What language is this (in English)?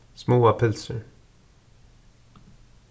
Faroese